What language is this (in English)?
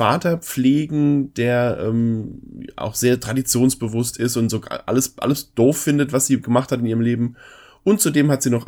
German